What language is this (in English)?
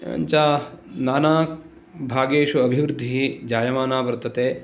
Sanskrit